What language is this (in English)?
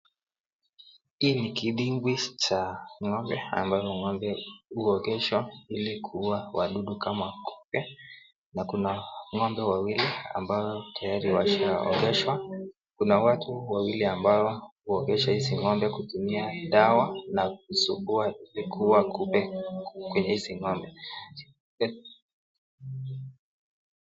Swahili